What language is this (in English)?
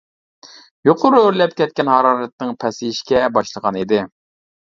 Uyghur